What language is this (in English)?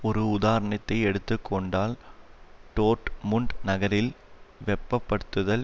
Tamil